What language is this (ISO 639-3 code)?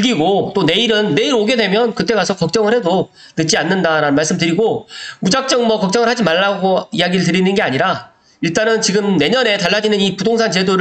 kor